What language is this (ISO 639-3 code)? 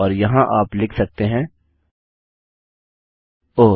hin